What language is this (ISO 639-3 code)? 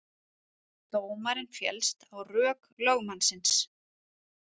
isl